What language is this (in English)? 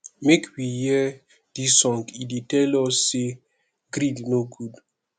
Nigerian Pidgin